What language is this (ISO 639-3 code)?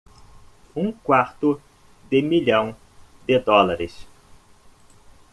por